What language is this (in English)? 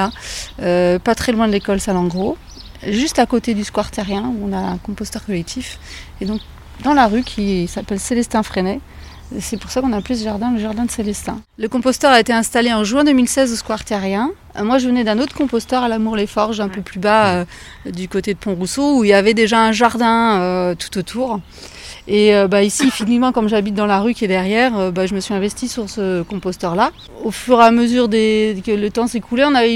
French